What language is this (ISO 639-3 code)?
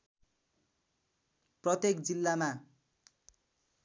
nep